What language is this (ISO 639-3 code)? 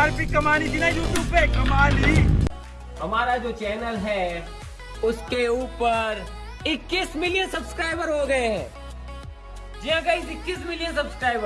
hin